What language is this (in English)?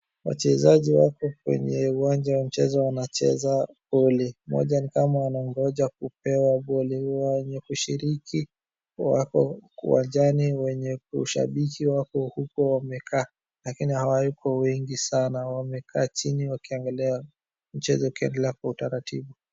Swahili